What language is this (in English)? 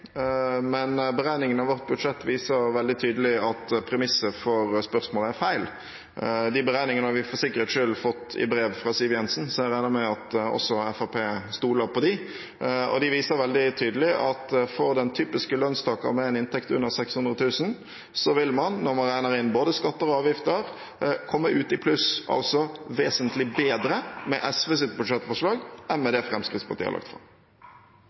Norwegian Bokmål